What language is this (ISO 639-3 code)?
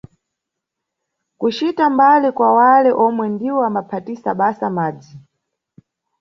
nyu